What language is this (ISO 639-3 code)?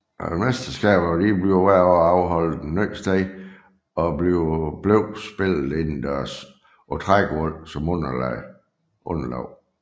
dan